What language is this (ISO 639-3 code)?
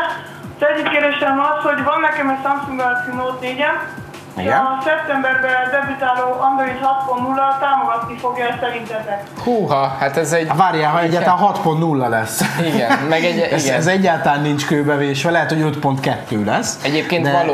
hun